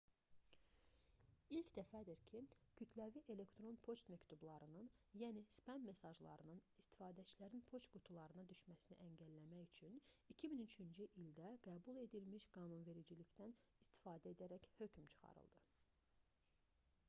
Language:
Azerbaijani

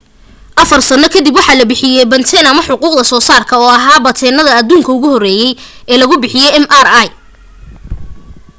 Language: Somali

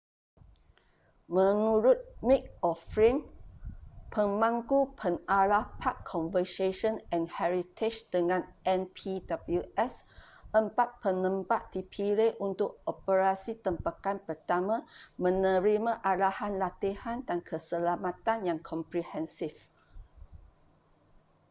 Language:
Malay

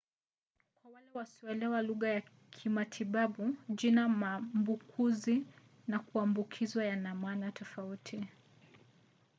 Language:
Swahili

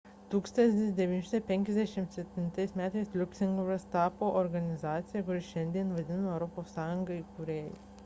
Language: Lithuanian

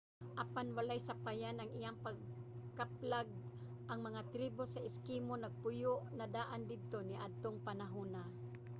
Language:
Cebuano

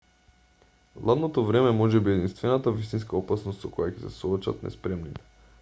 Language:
Macedonian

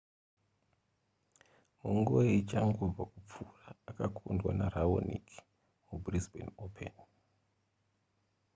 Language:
Shona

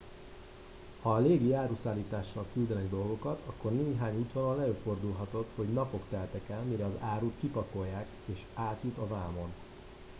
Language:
Hungarian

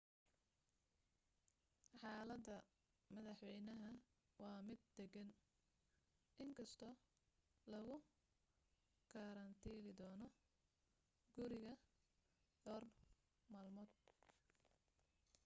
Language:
Somali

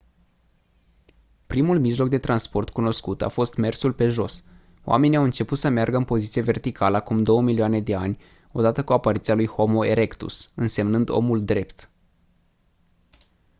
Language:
Romanian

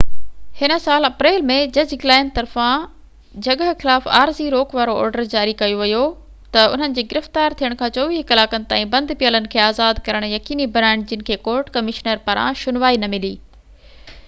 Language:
Sindhi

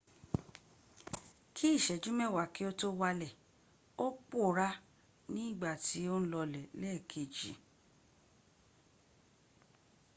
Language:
Yoruba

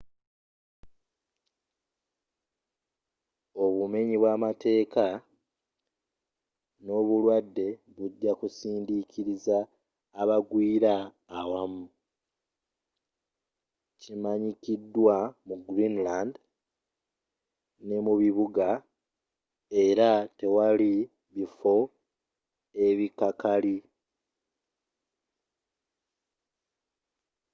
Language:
Ganda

